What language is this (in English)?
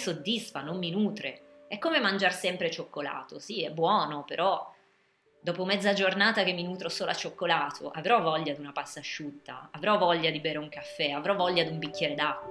Italian